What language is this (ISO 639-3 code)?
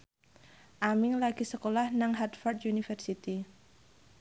jav